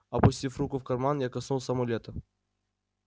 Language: Russian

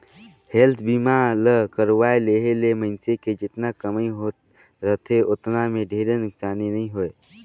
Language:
Chhattisgarhi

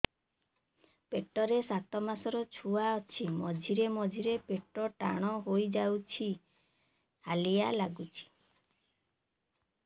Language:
Odia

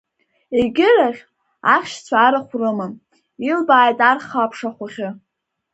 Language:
Abkhazian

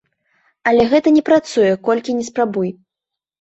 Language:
Belarusian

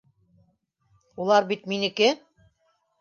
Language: Bashkir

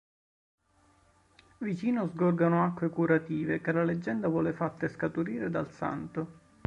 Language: Italian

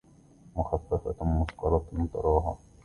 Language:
Arabic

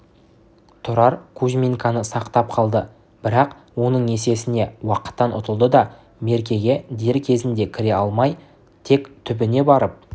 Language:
Kazakh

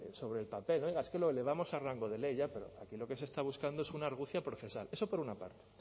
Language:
Spanish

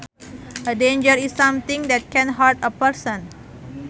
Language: Sundanese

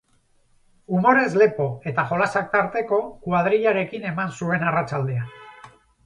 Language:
Basque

